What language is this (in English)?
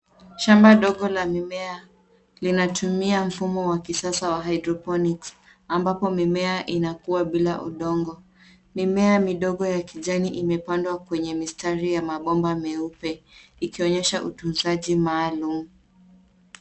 Swahili